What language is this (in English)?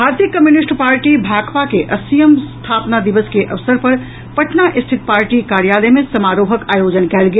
Maithili